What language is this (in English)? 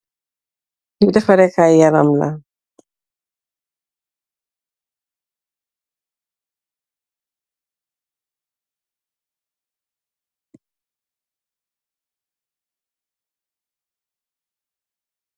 Wolof